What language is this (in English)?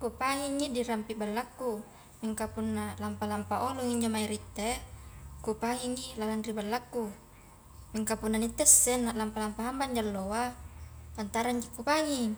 Highland Konjo